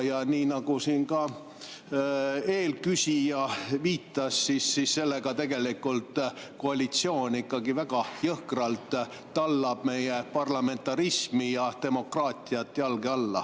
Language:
Estonian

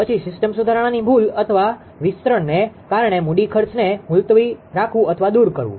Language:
Gujarati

